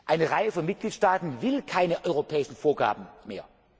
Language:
German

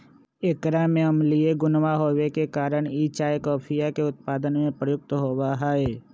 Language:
Magahi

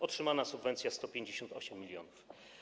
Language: Polish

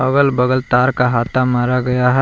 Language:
Hindi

